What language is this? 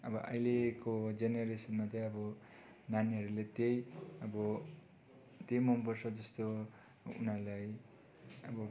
Nepali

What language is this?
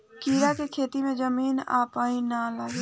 Bhojpuri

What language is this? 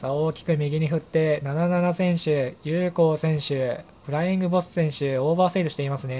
Japanese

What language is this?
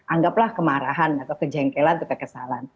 Indonesian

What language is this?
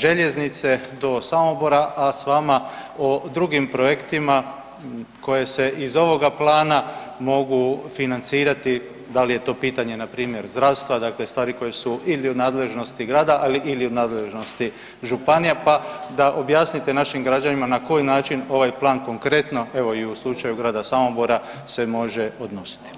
Croatian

